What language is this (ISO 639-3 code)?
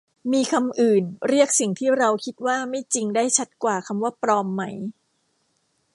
tha